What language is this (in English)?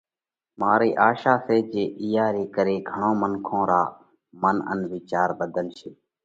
Parkari Koli